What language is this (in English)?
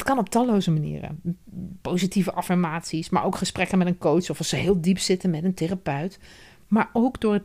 Dutch